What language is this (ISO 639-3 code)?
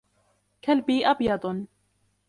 ara